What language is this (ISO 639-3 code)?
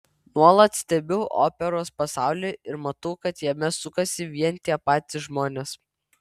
lit